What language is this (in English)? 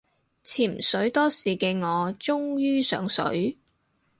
Cantonese